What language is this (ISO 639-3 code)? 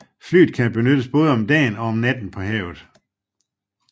dan